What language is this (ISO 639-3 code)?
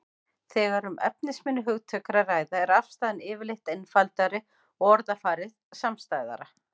isl